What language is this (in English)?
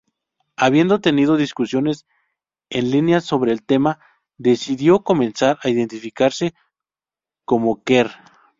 Spanish